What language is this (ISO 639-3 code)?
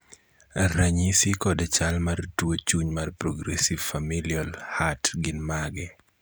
luo